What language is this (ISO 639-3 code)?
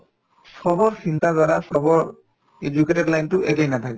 asm